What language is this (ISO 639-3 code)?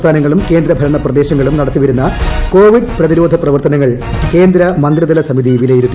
mal